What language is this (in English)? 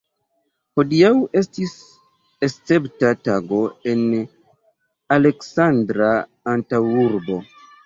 Esperanto